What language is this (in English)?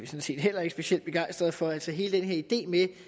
Danish